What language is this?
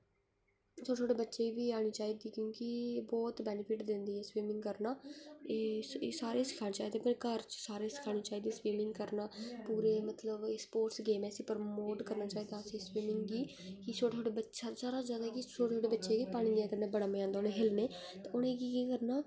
Dogri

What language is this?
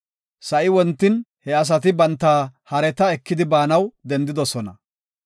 Gofa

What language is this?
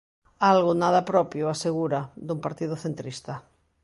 Galician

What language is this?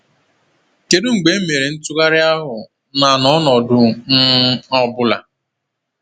Igbo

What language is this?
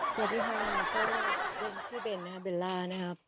Thai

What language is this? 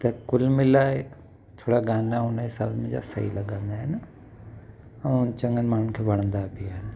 Sindhi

